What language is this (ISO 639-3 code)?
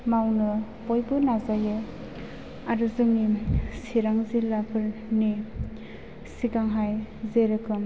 brx